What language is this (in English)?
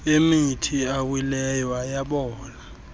Xhosa